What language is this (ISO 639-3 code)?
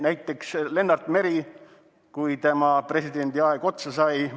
est